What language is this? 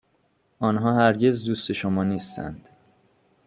Persian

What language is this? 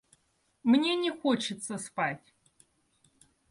Russian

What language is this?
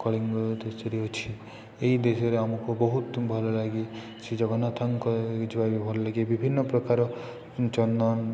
Odia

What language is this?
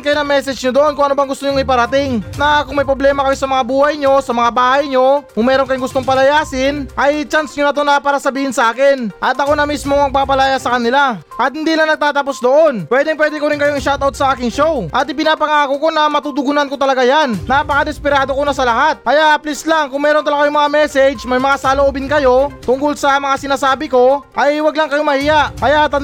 Filipino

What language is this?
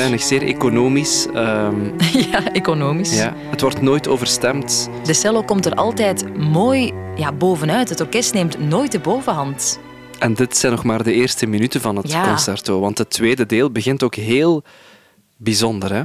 Dutch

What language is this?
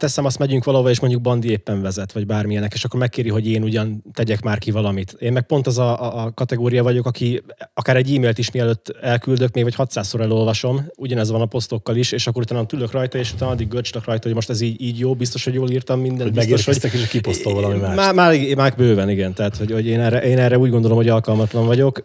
Hungarian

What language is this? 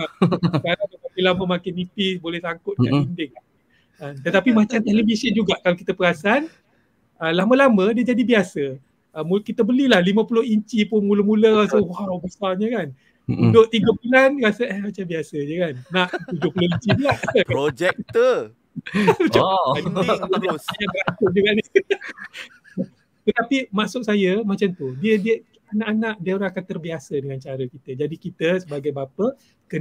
Malay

